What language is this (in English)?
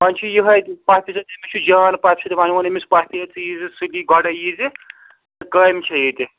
Kashmiri